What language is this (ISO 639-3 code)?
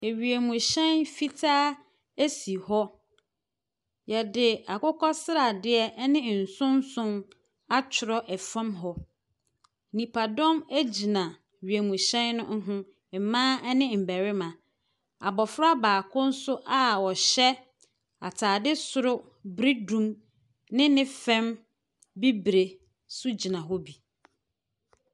aka